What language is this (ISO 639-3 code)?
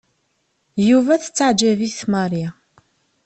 kab